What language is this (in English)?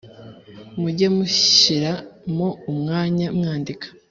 Kinyarwanda